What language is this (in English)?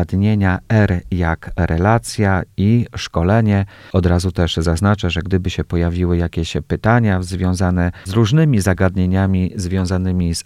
Polish